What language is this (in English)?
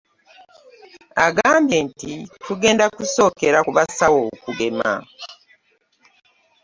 Ganda